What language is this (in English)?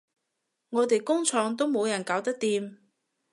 Cantonese